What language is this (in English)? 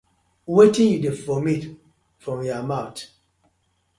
Nigerian Pidgin